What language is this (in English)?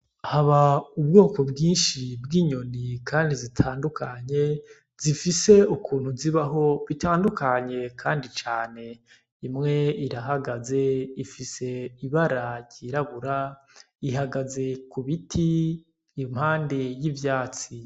Rundi